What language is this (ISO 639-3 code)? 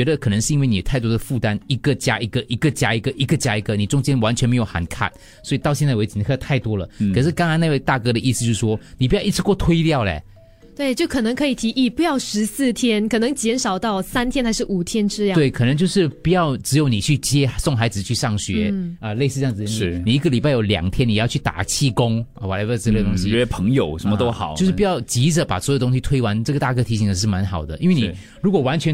zho